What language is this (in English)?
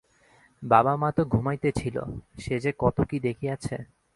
Bangla